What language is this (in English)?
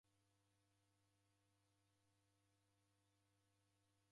Taita